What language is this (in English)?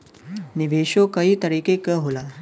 Bhojpuri